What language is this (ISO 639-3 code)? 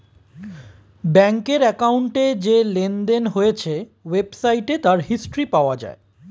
ben